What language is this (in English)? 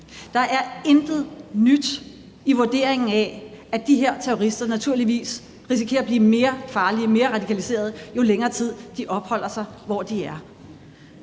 Danish